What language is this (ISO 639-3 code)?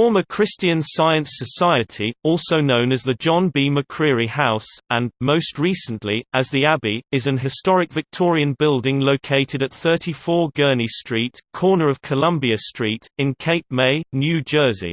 eng